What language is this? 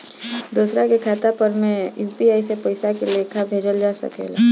Bhojpuri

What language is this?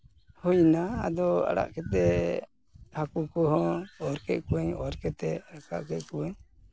Santali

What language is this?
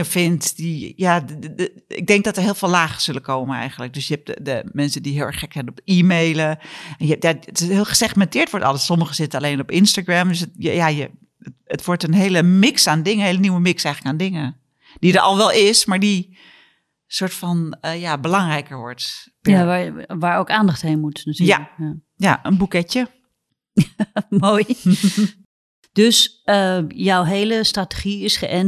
Dutch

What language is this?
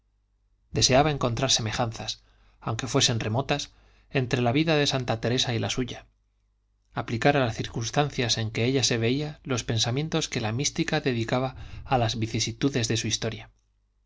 Spanish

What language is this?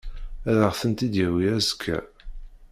Kabyle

